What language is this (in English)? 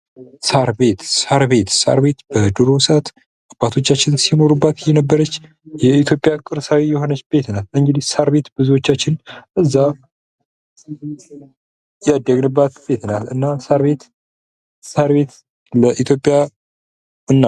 Amharic